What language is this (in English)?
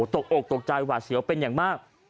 Thai